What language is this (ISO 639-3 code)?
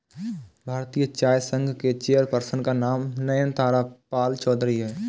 hin